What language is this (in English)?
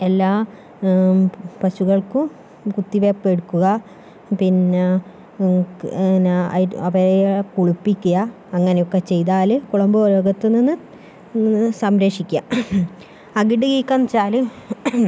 Malayalam